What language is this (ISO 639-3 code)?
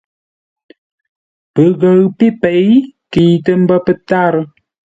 nla